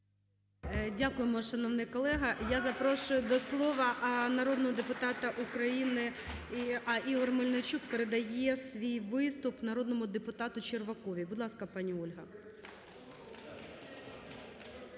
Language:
Ukrainian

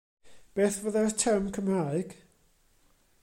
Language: Welsh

